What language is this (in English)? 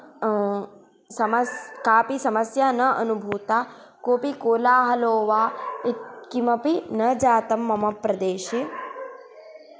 Sanskrit